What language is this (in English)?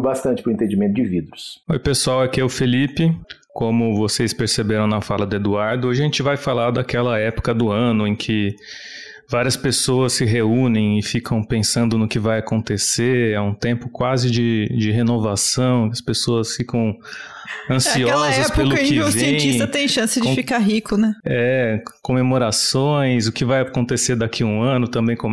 Portuguese